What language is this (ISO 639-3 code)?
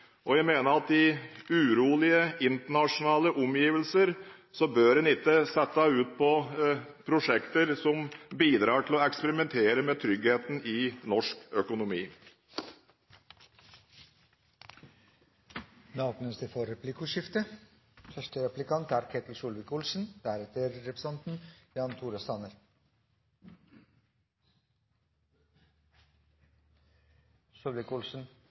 nob